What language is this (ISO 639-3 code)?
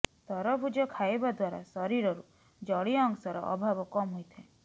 ori